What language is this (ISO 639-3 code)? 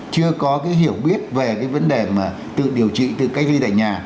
vie